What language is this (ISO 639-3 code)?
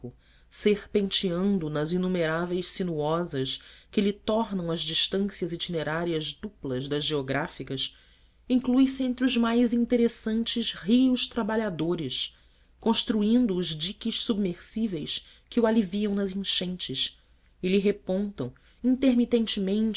por